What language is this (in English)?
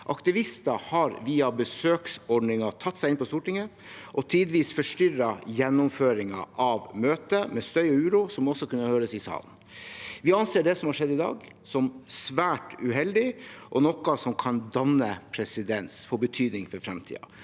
Norwegian